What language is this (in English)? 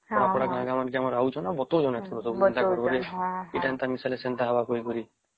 Odia